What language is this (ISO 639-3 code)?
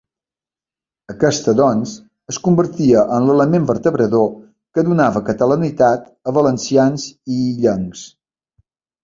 cat